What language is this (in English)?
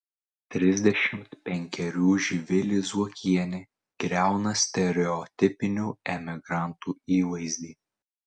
Lithuanian